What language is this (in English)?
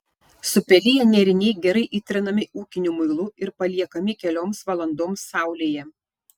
Lithuanian